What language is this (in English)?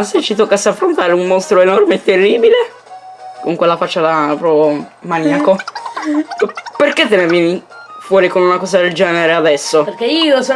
Italian